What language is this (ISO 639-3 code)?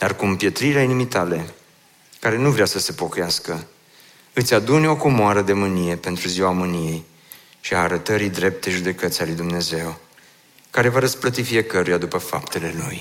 ron